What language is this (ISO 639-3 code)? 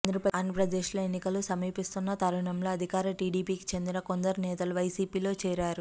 tel